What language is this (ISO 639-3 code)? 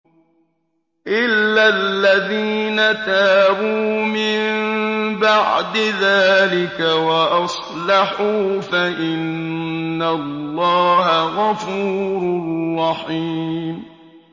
ara